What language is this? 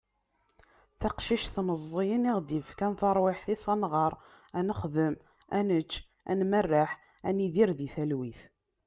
Kabyle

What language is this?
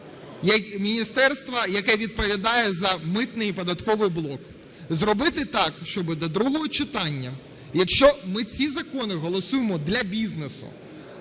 Ukrainian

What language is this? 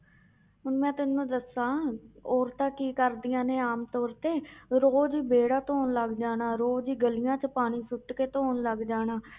Punjabi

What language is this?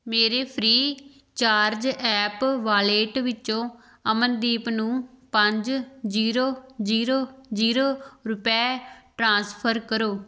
Punjabi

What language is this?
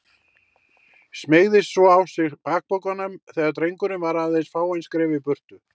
Icelandic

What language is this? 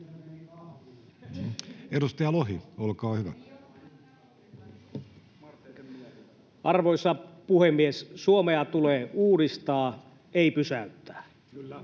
Finnish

